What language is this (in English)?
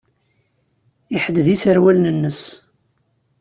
Kabyle